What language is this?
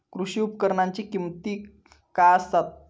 Marathi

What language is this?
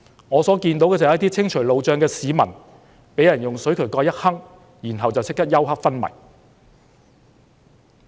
Cantonese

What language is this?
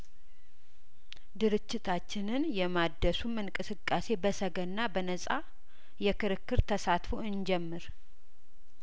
Amharic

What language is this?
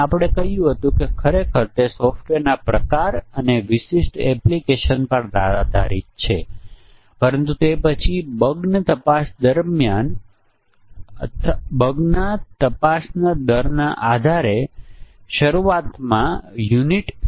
Gujarati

